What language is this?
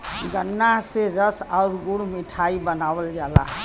Bhojpuri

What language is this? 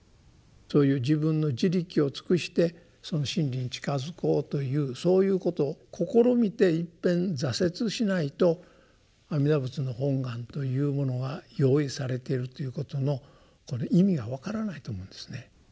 Japanese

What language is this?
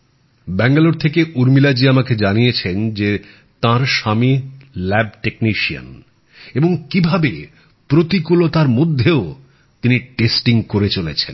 Bangla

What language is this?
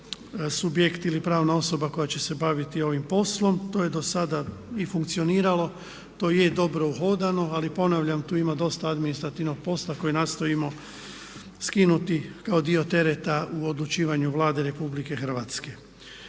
Croatian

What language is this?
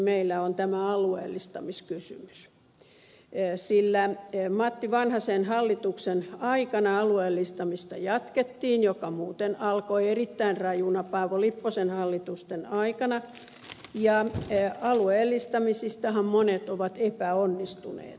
Finnish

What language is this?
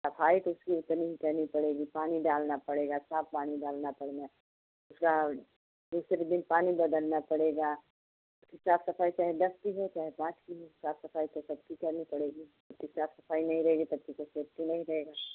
Hindi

